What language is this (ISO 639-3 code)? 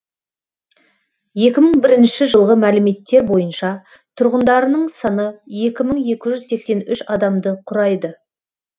kaz